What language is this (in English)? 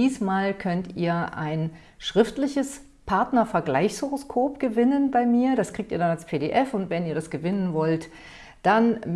German